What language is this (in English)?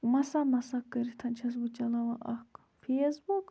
Kashmiri